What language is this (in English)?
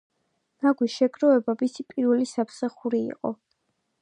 Georgian